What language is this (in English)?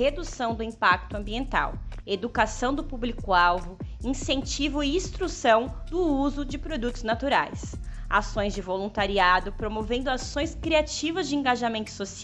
Portuguese